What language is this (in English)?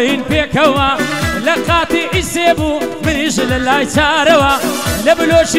Romanian